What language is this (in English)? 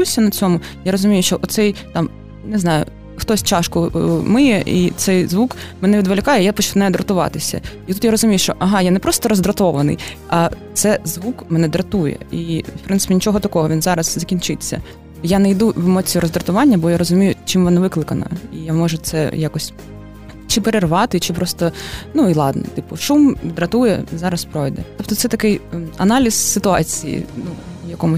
Ukrainian